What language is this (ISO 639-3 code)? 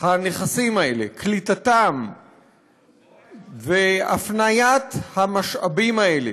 heb